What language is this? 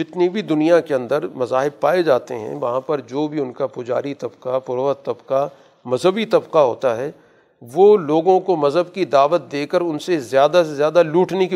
Urdu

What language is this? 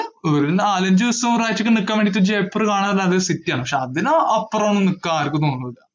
Malayalam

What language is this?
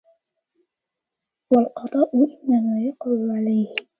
Arabic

